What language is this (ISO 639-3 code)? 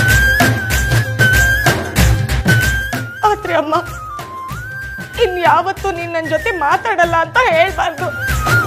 ara